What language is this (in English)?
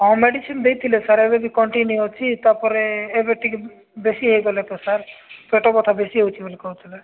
Odia